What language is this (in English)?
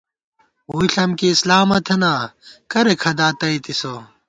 Gawar-Bati